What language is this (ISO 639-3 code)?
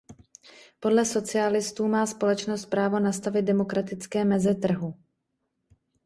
ces